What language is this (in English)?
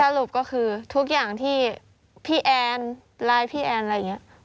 Thai